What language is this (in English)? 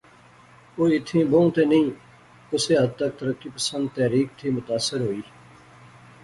Pahari-Potwari